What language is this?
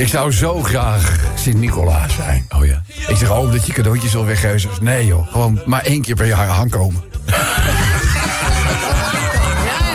Dutch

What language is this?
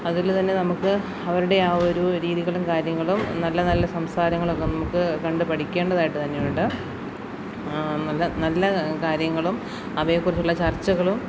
Malayalam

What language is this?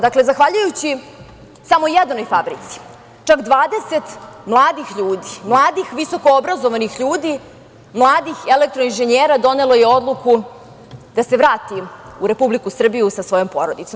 Serbian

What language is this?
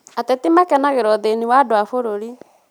Kikuyu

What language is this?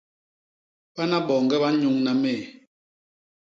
Basaa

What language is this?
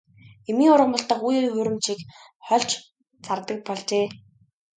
Mongolian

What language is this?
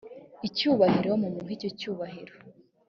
Kinyarwanda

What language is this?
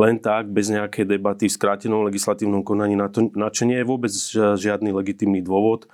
Slovak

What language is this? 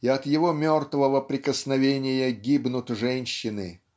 Russian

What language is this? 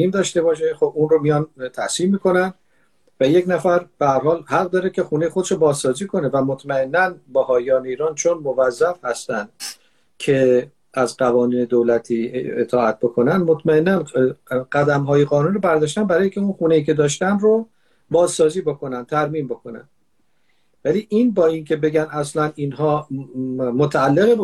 Persian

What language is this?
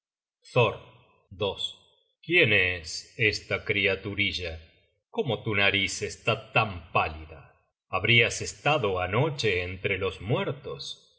Spanish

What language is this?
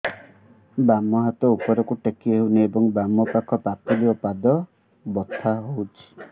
Odia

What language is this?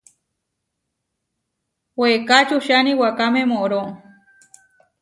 Huarijio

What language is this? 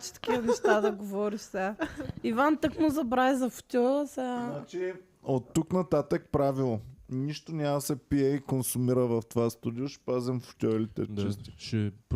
Bulgarian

